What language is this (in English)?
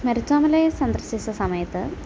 Malayalam